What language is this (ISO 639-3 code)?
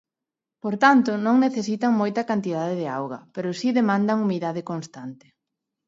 glg